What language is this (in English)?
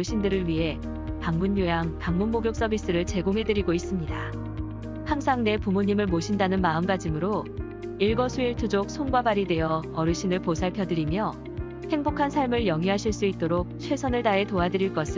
Korean